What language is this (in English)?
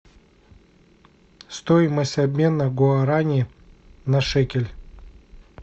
Russian